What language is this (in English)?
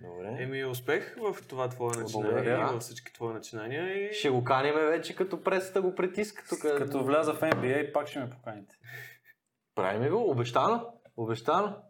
Bulgarian